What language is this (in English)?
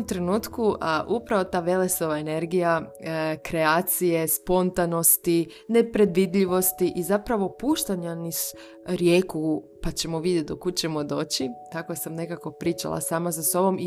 Croatian